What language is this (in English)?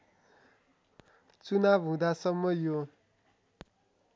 Nepali